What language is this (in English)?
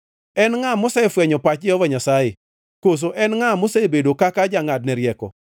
Luo (Kenya and Tanzania)